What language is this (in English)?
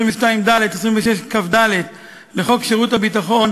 Hebrew